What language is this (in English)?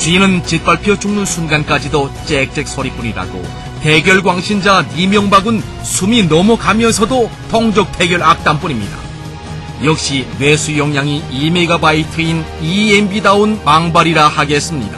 Korean